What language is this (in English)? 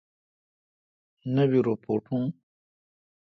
Kalkoti